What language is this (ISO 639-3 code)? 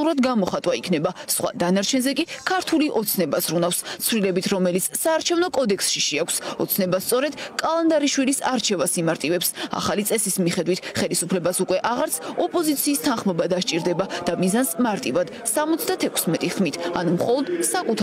ron